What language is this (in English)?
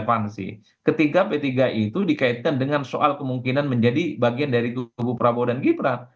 Indonesian